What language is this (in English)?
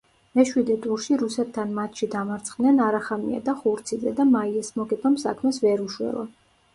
Georgian